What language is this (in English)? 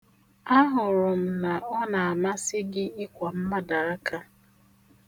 Igbo